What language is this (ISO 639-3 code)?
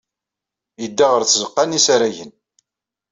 kab